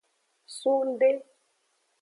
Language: Aja (Benin)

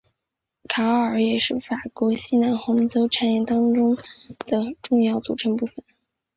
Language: Chinese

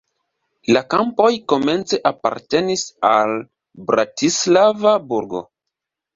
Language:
Esperanto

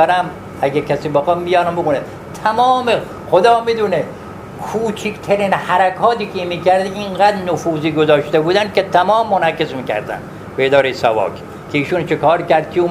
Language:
Persian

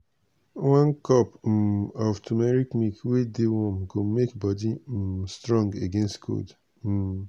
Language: Nigerian Pidgin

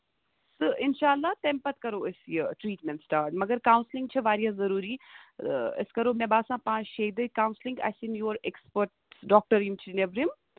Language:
Kashmiri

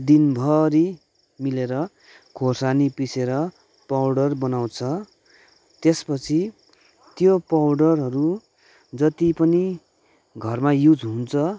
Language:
Nepali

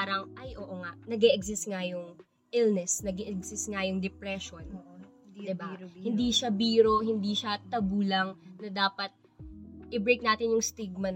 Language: Filipino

